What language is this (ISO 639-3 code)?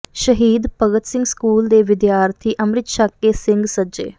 pan